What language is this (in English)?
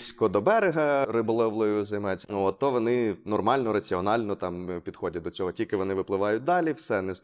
Ukrainian